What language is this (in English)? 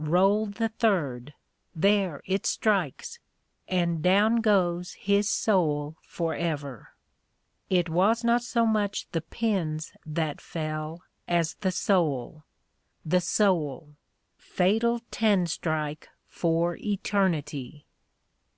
English